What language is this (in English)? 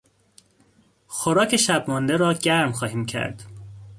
Persian